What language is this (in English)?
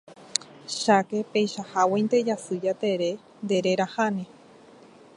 Guarani